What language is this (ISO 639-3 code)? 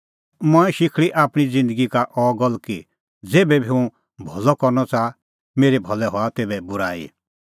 kfx